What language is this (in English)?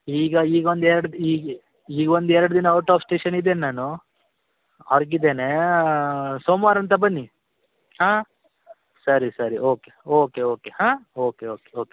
Kannada